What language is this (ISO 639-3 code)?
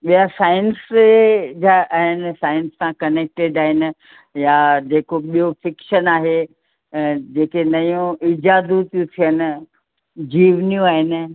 snd